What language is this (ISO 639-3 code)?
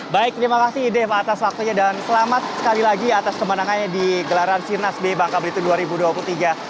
ind